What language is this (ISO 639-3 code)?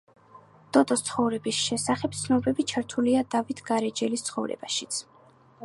kat